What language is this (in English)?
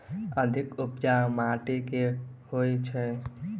Maithili